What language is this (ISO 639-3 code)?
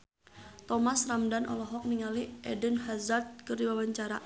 sun